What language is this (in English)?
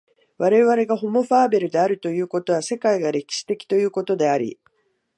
Japanese